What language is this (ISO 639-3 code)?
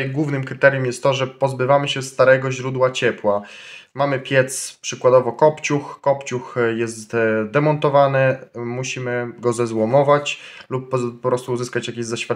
pol